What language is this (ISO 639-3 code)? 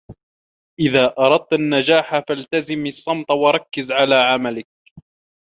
ara